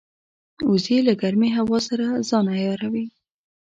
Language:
Pashto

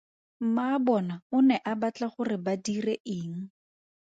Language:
Tswana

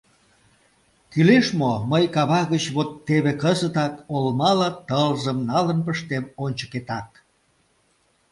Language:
Mari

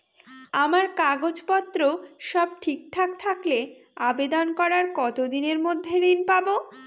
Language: Bangla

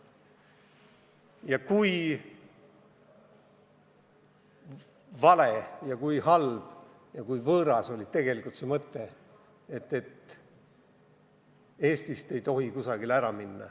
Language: Estonian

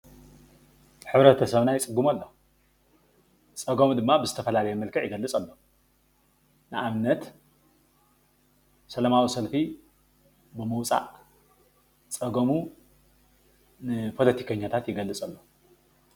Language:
Tigrinya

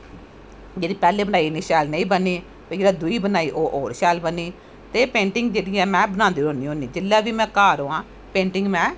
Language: Dogri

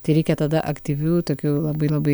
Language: Lithuanian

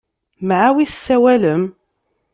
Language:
Kabyle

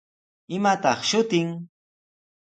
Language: Sihuas Ancash Quechua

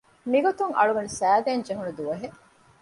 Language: Divehi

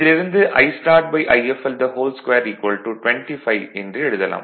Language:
Tamil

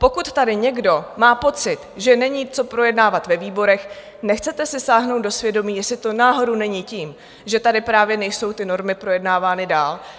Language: Czech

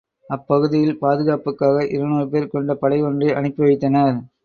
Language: Tamil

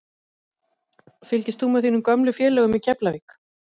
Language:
Icelandic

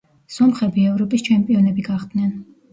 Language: Georgian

